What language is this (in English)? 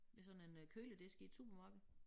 Danish